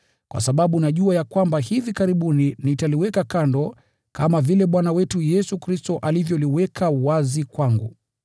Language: Swahili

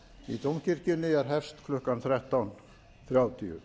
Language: Icelandic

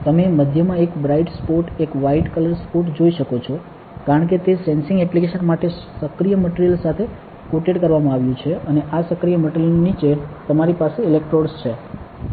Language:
Gujarati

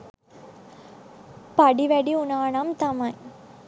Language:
Sinhala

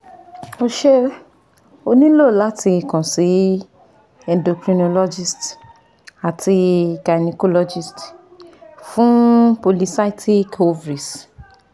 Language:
Yoruba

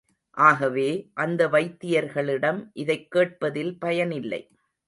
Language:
Tamil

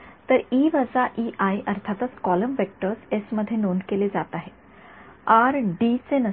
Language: Marathi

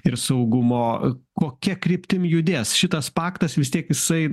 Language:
Lithuanian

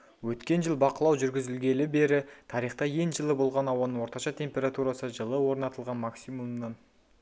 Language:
Kazakh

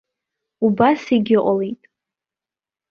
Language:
Abkhazian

